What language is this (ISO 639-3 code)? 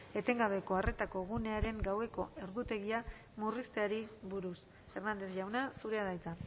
eus